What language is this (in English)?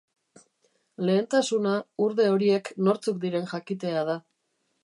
Basque